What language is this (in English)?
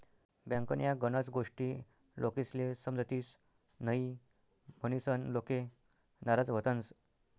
Marathi